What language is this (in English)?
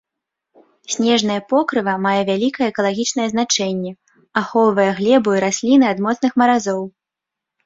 Belarusian